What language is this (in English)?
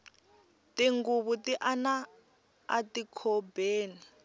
Tsonga